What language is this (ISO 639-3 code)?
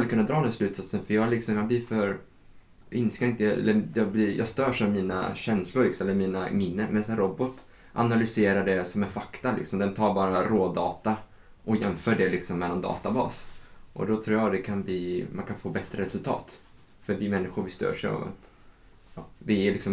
swe